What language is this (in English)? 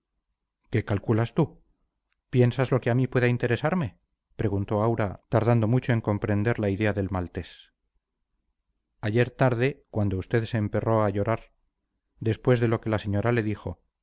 Spanish